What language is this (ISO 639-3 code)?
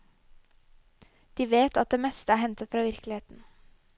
nor